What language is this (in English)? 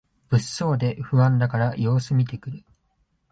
Japanese